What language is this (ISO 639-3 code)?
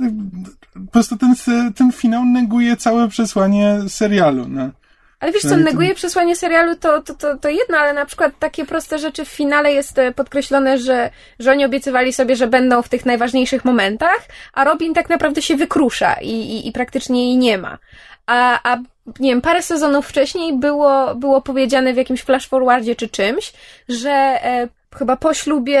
pol